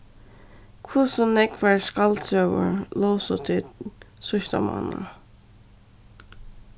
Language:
Faroese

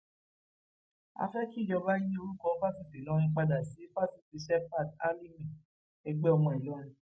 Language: Yoruba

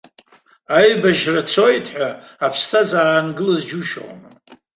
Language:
Abkhazian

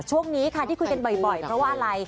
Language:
Thai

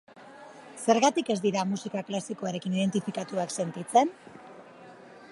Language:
Basque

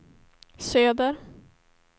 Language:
Swedish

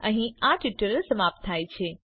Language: Gujarati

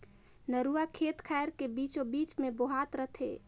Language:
Chhattisgarhi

